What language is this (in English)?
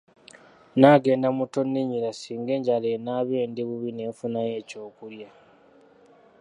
Ganda